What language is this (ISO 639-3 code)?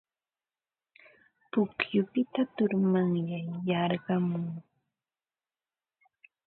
qva